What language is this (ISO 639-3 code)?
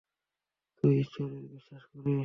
ben